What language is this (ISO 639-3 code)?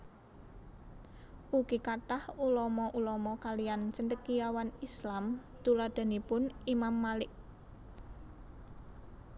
jav